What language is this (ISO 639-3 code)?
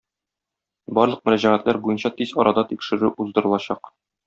tat